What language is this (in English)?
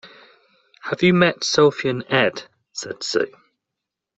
English